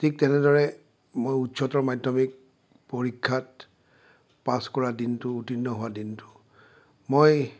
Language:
Assamese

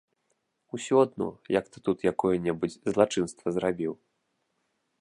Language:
Belarusian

